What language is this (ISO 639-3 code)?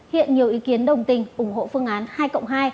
vie